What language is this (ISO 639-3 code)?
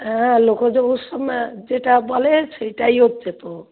ben